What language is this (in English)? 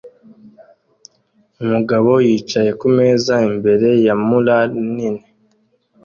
Kinyarwanda